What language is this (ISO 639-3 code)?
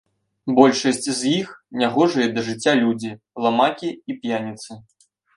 bel